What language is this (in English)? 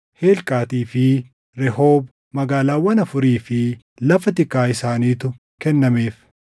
Oromo